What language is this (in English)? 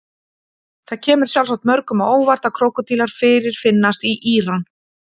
Icelandic